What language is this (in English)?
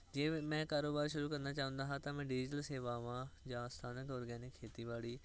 Punjabi